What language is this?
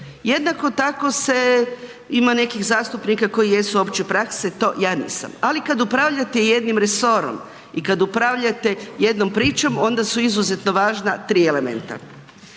Croatian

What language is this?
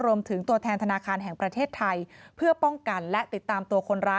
Thai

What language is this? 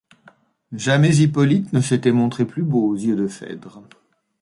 French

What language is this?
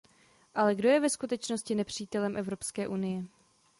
Czech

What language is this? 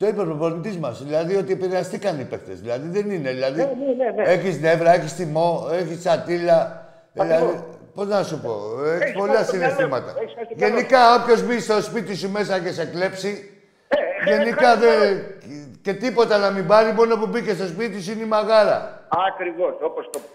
Greek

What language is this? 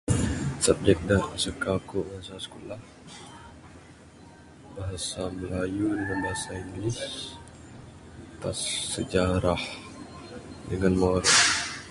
Bukar-Sadung Bidayuh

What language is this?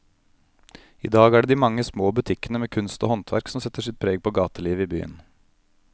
Norwegian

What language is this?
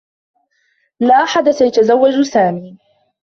Arabic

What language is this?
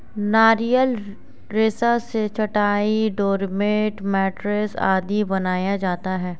Hindi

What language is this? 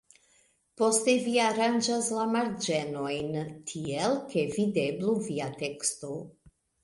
Esperanto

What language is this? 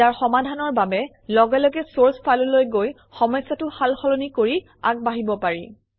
Assamese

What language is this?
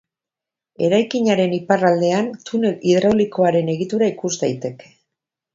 Basque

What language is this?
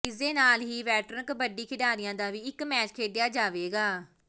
Punjabi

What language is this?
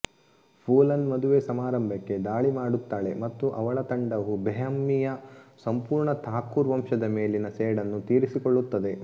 Kannada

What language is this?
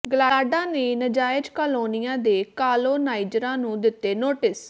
Punjabi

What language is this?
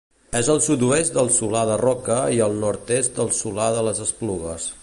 Catalan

